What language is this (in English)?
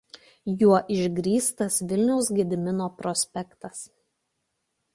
Lithuanian